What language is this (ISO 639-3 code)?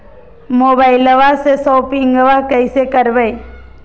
mag